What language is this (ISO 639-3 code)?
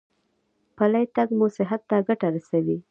pus